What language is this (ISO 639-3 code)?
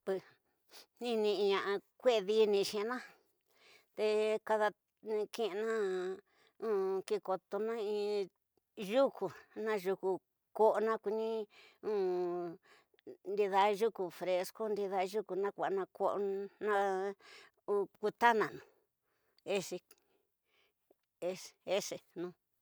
mtx